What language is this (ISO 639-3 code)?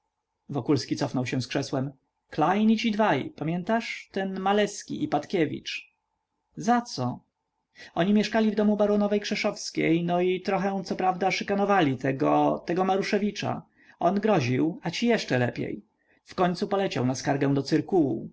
pol